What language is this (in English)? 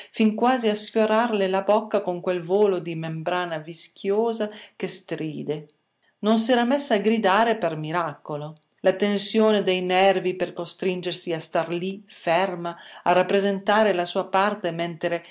Italian